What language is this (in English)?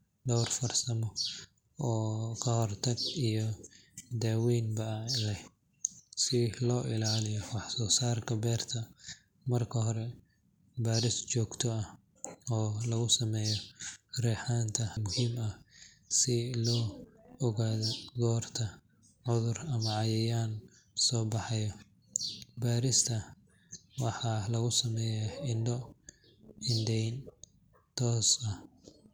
Somali